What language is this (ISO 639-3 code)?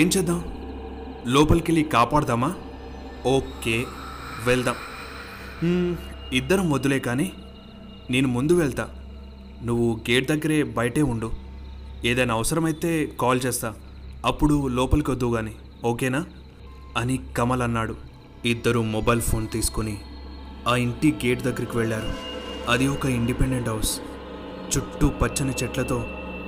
tel